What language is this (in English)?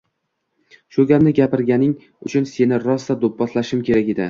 Uzbek